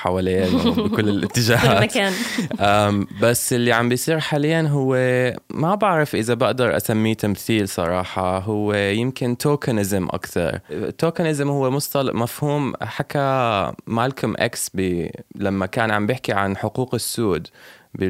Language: Arabic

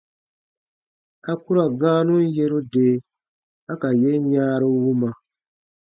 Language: Baatonum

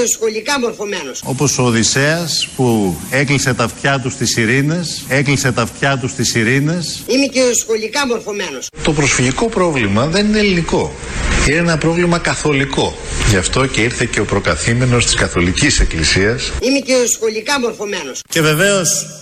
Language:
Greek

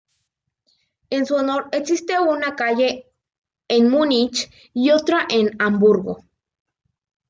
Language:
Spanish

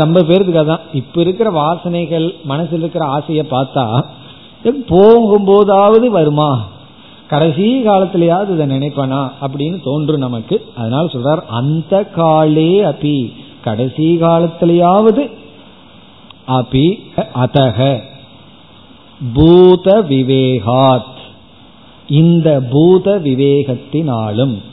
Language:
Tamil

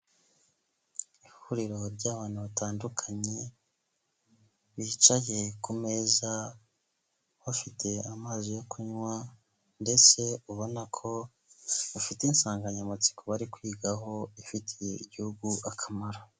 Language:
Kinyarwanda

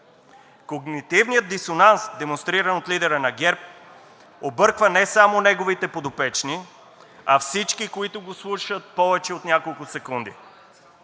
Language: Bulgarian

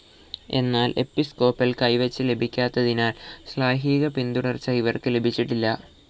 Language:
Malayalam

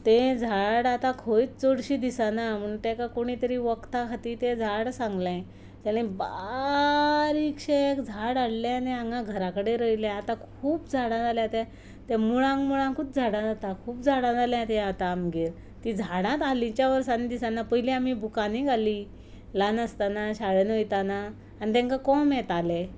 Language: Konkani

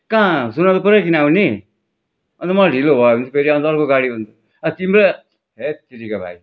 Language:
Nepali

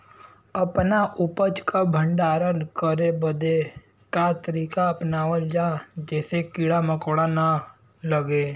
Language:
Bhojpuri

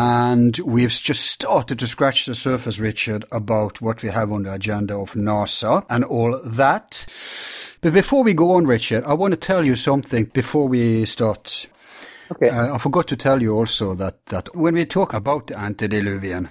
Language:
English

